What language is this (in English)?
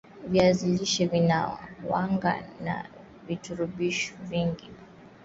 Swahili